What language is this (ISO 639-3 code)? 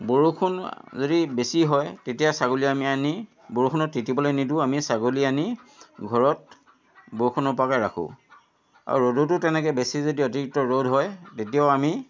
asm